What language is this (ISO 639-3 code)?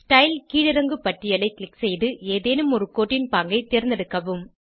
tam